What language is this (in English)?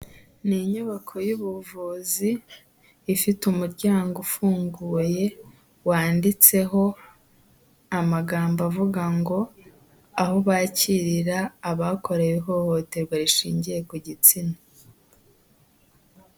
Kinyarwanda